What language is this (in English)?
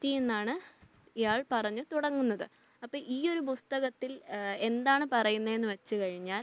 Malayalam